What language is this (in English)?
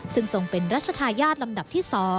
Thai